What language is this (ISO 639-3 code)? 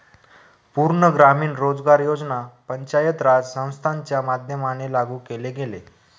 mar